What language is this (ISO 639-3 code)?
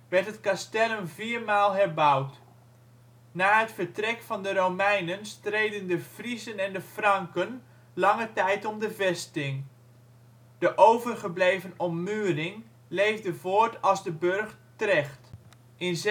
nld